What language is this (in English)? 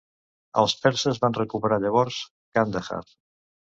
Catalan